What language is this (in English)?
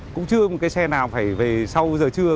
Vietnamese